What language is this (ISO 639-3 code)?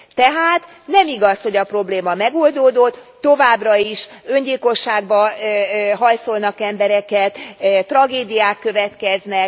hun